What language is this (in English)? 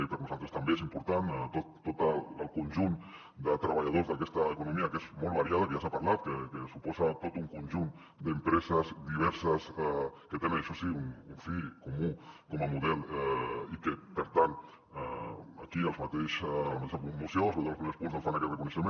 Catalan